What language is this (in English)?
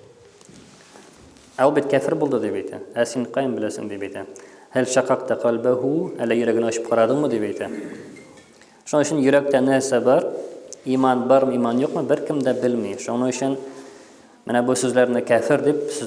Turkish